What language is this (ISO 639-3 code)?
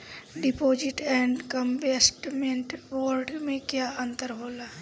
bho